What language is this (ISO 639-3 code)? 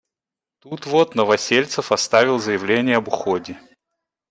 rus